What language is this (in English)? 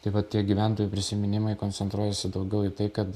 Lithuanian